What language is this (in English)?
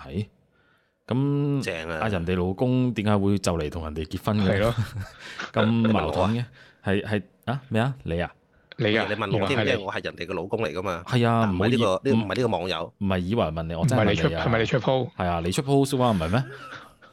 Chinese